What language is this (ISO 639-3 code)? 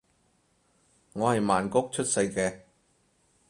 yue